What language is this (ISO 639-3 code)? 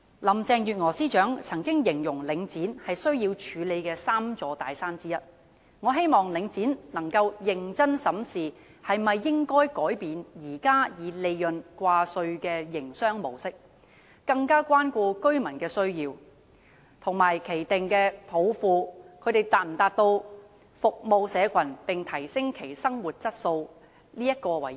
yue